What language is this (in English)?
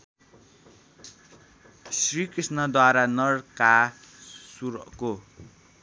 Nepali